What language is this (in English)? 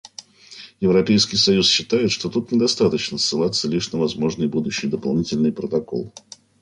Russian